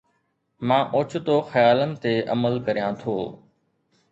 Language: Sindhi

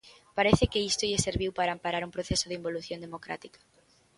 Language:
Galician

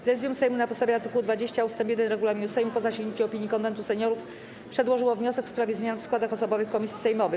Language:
Polish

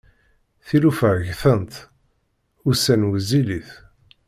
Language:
Kabyle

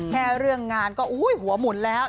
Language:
Thai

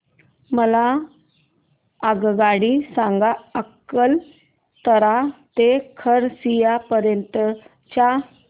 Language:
Marathi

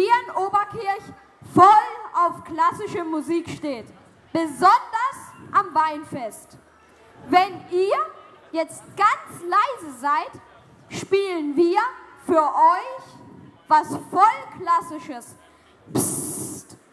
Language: German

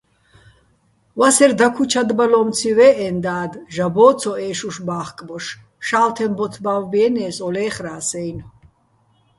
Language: Bats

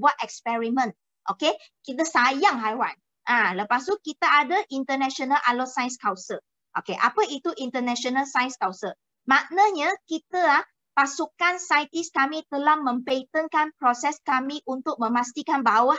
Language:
Malay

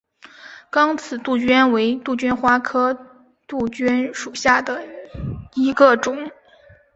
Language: Chinese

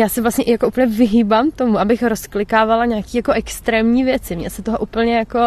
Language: Czech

